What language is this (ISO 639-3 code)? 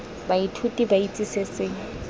tsn